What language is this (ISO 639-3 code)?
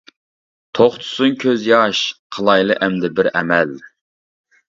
uig